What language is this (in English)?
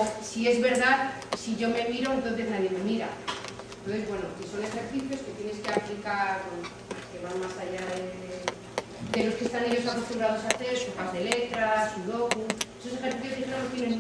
Spanish